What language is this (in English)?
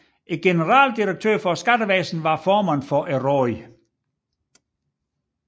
Danish